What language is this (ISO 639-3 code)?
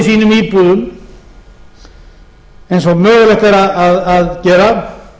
isl